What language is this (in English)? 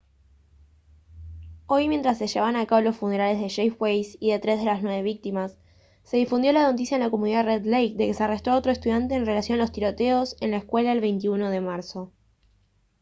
Spanish